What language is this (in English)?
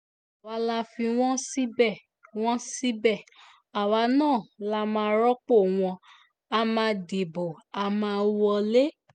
Yoruba